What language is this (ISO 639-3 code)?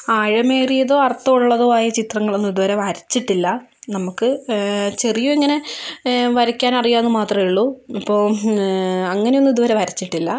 mal